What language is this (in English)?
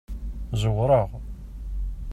Kabyle